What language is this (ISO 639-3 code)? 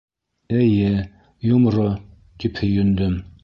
bak